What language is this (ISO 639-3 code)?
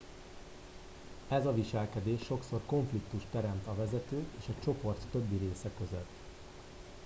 hun